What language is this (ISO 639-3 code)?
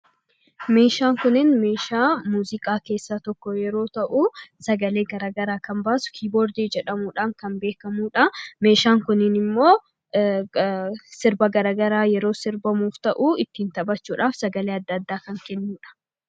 orm